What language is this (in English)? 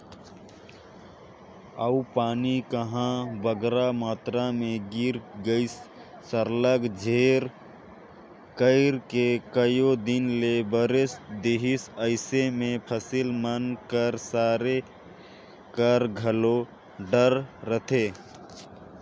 Chhattisgarhi